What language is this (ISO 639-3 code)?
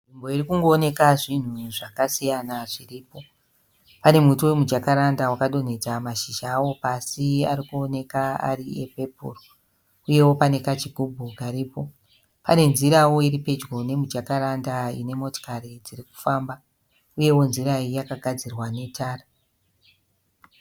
sna